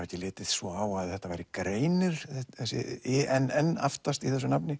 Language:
Icelandic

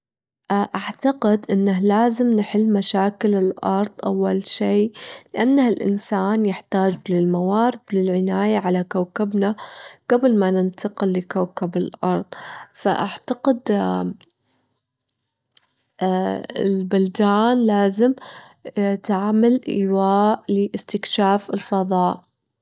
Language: Gulf Arabic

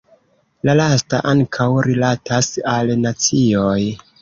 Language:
Esperanto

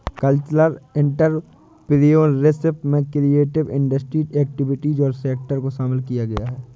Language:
Hindi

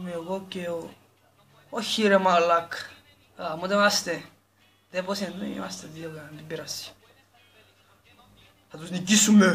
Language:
Greek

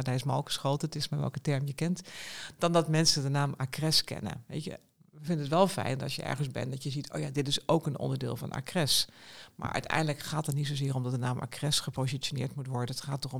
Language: Dutch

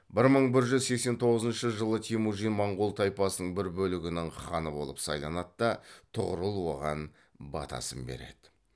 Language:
Kazakh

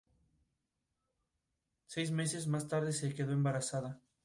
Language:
Spanish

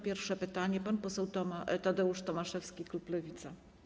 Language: Polish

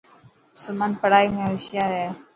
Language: Dhatki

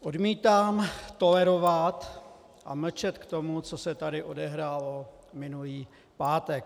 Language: Czech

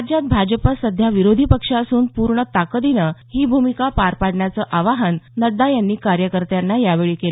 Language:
Marathi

